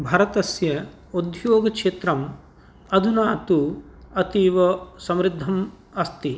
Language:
Sanskrit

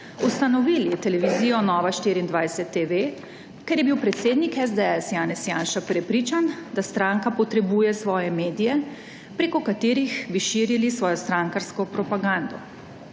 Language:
Slovenian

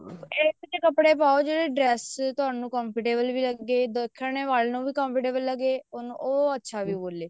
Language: Punjabi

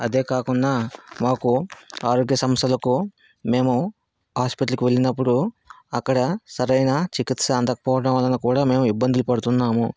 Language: Telugu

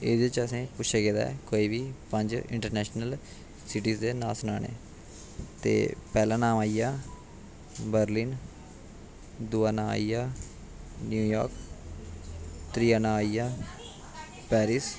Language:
Dogri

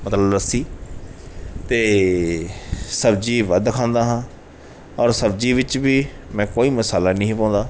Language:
Punjabi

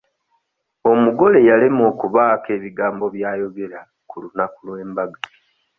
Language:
Ganda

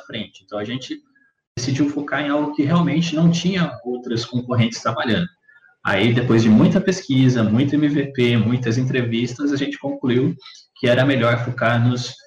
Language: Portuguese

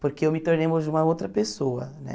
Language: Portuguese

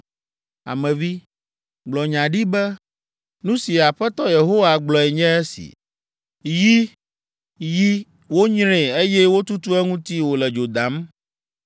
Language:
Ewe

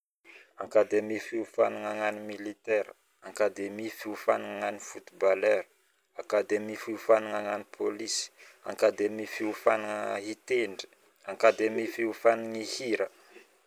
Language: Northern Betsimisaraka Malagasy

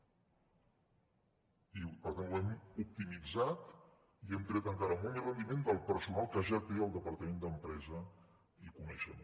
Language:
Catalan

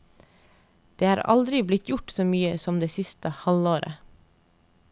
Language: Norwegian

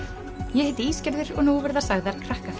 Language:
Icelandic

